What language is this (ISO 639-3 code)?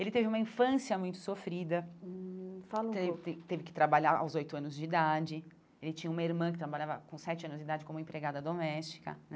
por